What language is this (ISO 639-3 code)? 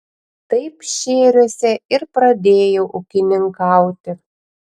lit